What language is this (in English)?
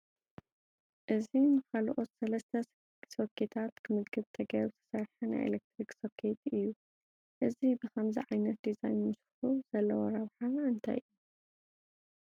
Tigrinya